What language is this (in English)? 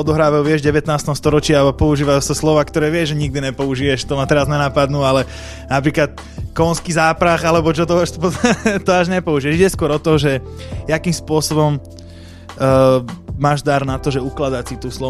Slovak